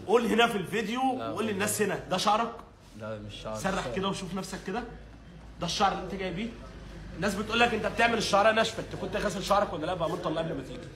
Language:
Arabic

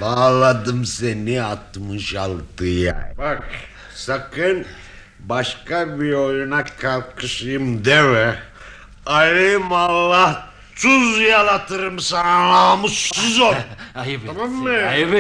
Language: Turkish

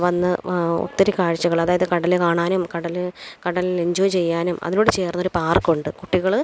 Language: Malayalam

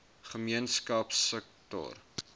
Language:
Afrikaans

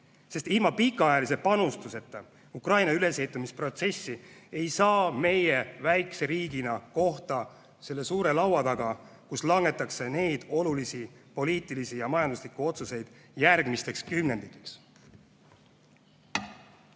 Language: Estonian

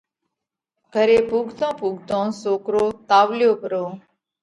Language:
Parkari Koli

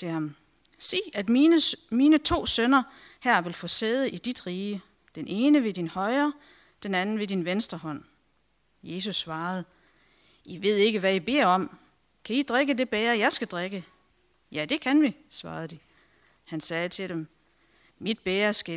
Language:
Danish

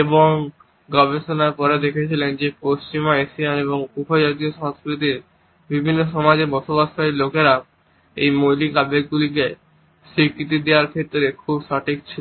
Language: Bangla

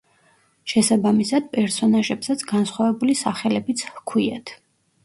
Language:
Georgian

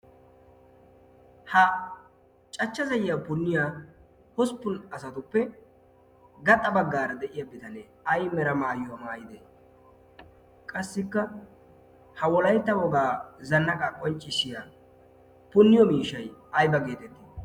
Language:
Wolaytta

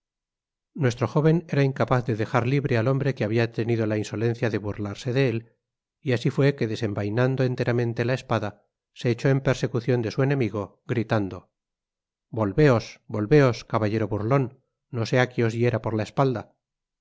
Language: Spanish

